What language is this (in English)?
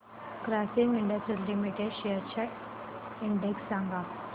Marathi